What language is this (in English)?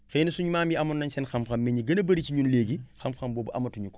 Wolof